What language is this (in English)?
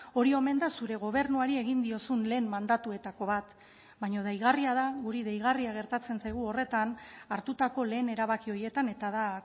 Basque